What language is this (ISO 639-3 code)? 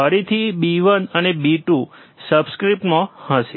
guj